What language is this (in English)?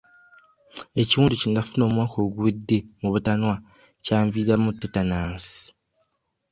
Ganda